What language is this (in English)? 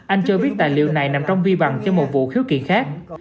Vietnamese